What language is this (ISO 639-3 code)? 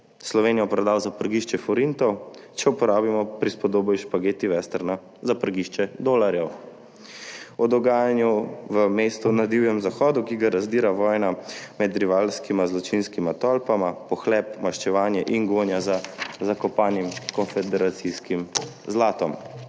slv